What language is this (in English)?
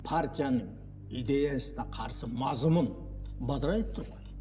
Kazakh